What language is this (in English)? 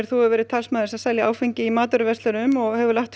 Icelandic